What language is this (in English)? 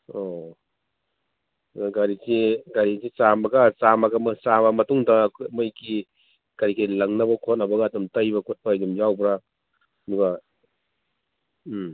Manipuri